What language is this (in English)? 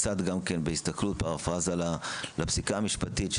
Hebrew